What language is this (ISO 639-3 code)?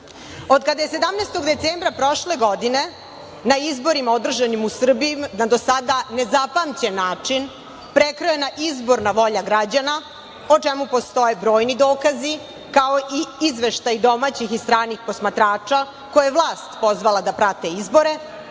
srp